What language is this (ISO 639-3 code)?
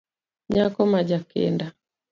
luo